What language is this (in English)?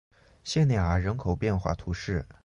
Chinese